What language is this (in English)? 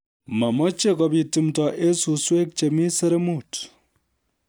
Kalenjin